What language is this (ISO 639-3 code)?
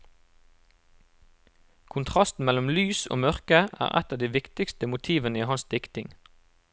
nor